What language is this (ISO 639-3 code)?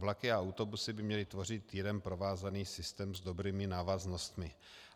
ces